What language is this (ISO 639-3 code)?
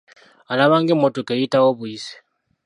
lug